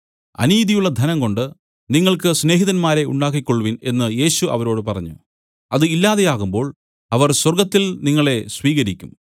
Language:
Malayalam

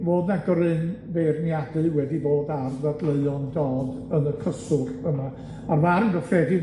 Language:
Welsh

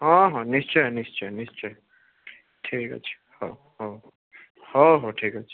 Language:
Odia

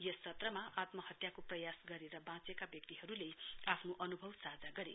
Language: Nepali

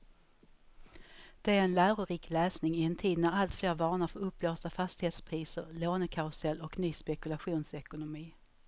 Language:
Swedish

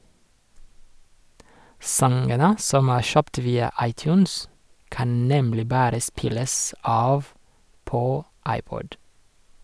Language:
Norwegian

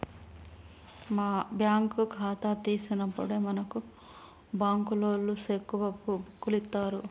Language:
Telugu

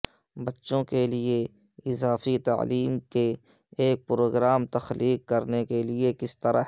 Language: Urdu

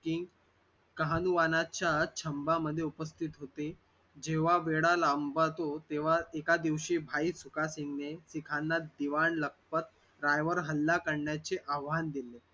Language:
Marathi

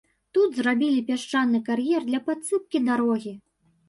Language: Belarusian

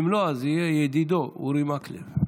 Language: Hebrew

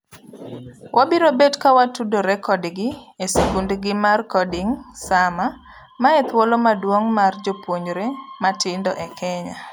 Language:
Luo (Kenya and Tanzania)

